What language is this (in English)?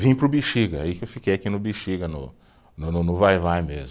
Portuguese